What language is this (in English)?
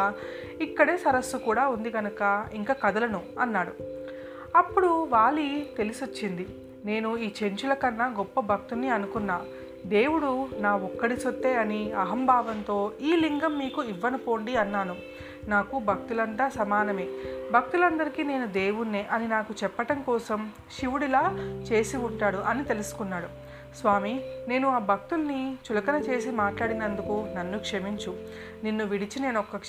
Telugu